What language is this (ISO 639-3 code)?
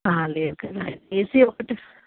tel